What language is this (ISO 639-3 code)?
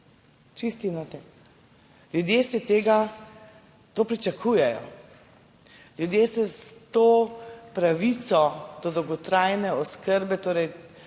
slv